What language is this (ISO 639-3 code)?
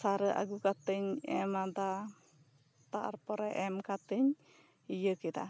sat